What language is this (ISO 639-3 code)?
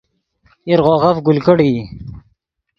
ydg